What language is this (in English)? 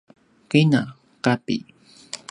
Paiwan